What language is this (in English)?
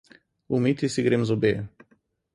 Slovenian